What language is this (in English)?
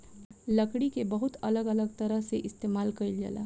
Bhojpuri